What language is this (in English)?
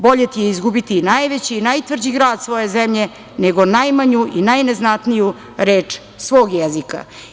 Serbian